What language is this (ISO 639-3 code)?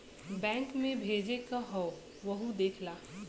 bho